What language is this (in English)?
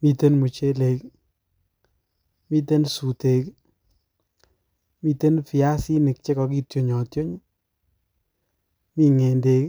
Kalenjin